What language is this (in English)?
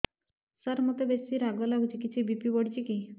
Odia